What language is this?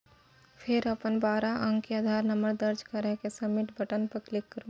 Maithili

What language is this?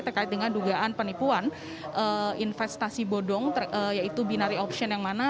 Indonesian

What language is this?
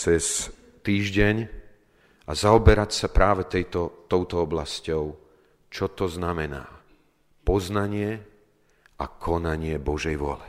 Slovak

